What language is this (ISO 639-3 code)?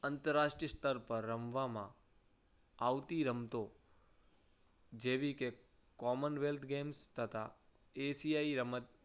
guj